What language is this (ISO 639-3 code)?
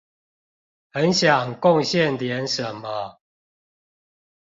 zho